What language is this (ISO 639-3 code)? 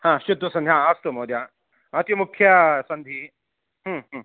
san